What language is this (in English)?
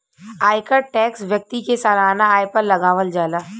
Bhojpuri